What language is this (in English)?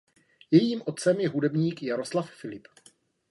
Czech